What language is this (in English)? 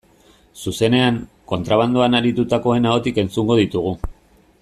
Basque